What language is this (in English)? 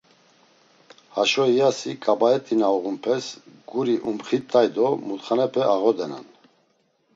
Laz